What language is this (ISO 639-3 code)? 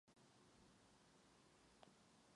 ces